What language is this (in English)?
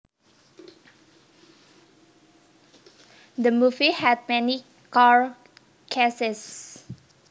Javanese